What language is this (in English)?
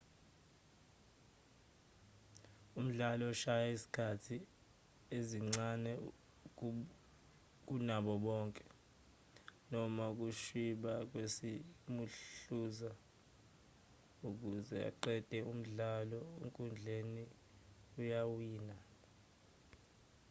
Zulu